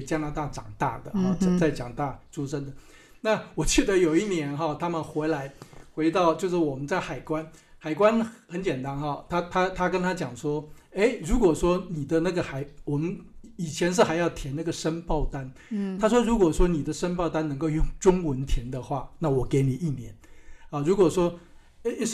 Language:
Chinese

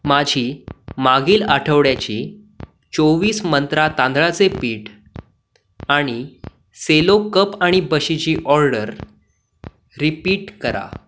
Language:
Marathi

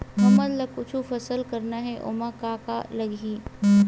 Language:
Chhattisgarhi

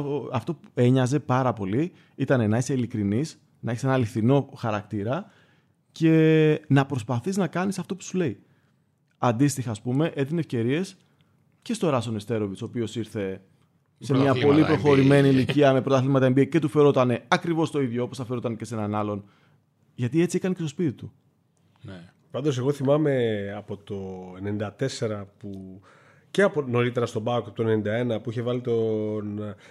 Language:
Greek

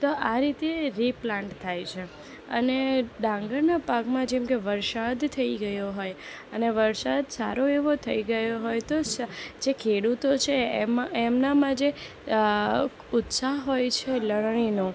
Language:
Gujarati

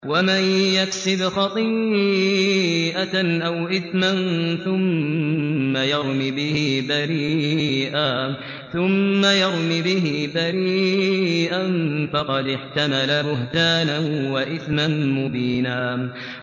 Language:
Arabic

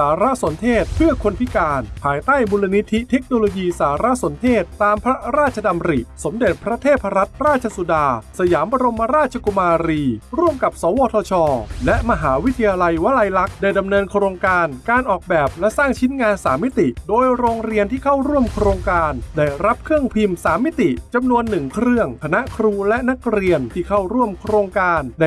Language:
Thai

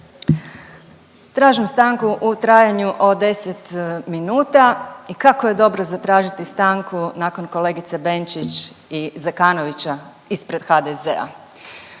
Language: Croatian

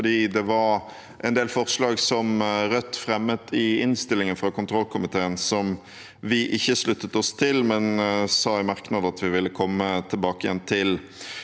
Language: Norwegian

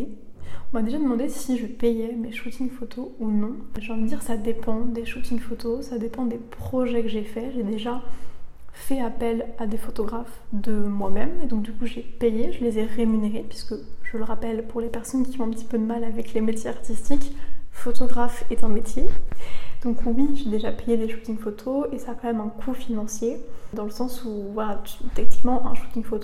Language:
French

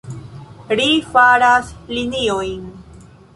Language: Esperanto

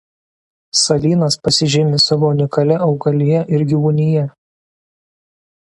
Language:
Lithuanian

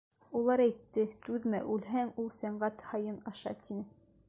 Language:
Bashkir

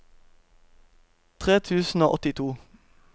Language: Norwegian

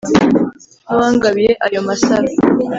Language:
Kinyarwanda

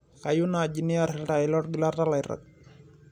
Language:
Masai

